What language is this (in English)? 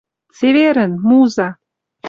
Western Mari